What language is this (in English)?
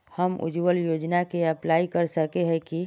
Magahi